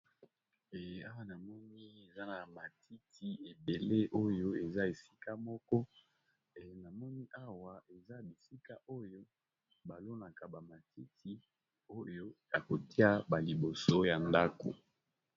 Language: Lingala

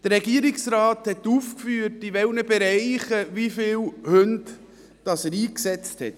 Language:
Swiss German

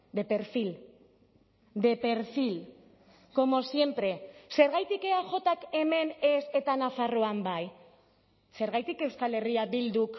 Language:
Basque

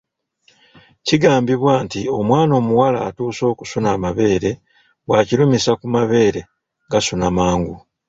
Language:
Ganda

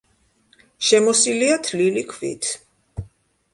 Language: Georgian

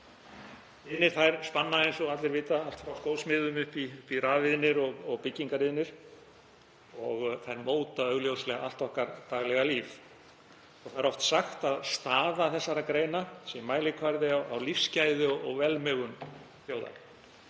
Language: Icelandic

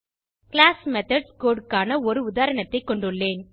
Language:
Tamil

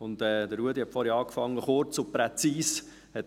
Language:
Swiss German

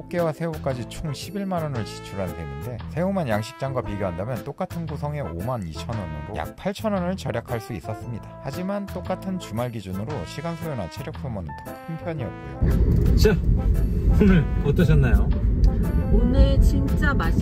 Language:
Korean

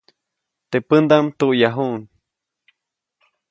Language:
Copainalá Zoque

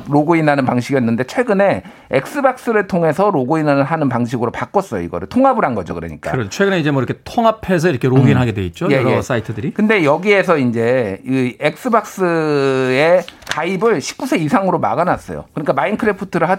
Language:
Korean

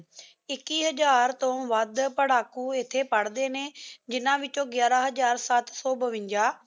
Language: Punjabi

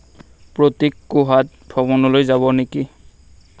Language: Assamese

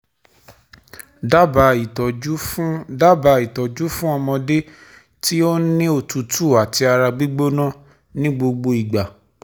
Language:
Yoruba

